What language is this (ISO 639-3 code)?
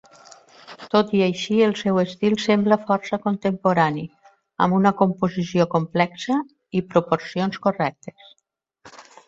cat